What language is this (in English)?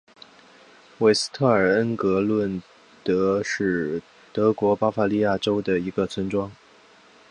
Chinese